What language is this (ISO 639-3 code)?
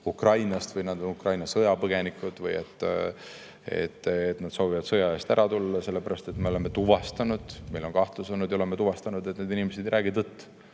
est